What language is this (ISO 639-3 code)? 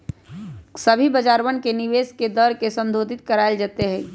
mag